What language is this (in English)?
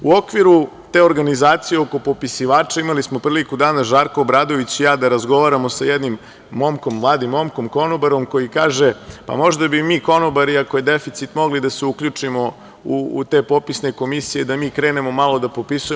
Serbian